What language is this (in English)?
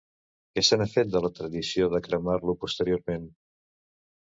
Catalan